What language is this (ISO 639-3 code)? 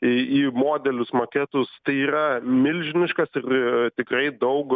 lit